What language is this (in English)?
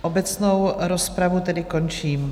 Czech